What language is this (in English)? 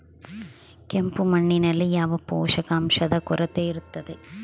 Kannada